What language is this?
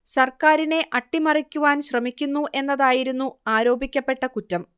Malayalam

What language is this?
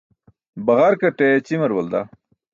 Burushaski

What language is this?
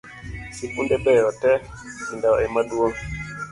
Luo (Kenya and Tanzania)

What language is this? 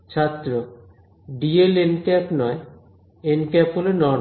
Bangla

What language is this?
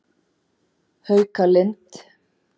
Icelandic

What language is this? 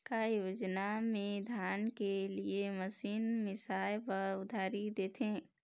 Chhattisgarhi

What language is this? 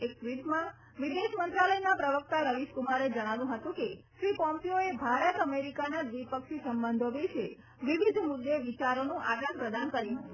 Gujarati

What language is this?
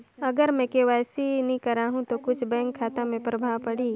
Chhattisgarhi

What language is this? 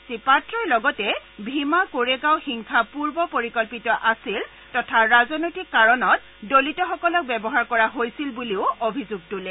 Assamese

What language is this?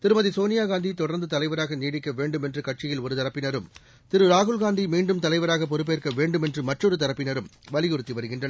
Tamil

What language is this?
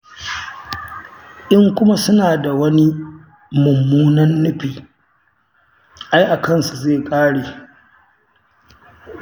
Hausa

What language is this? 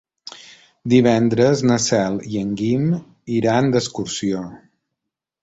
Catalan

